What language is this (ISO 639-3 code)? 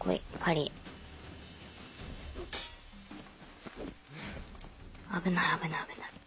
jpn